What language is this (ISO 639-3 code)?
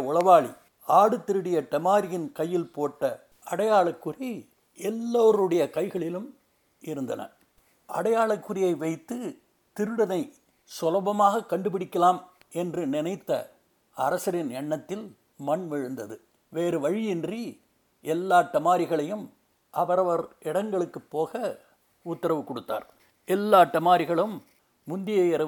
tam